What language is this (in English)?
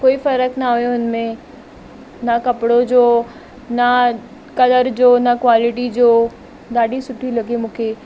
Sindhi